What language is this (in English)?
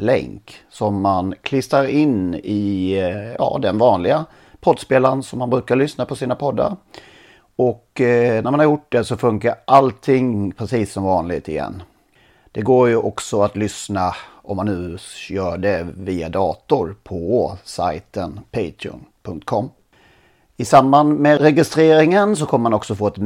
Swedish